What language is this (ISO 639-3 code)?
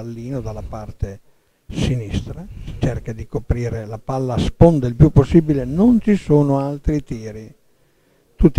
ita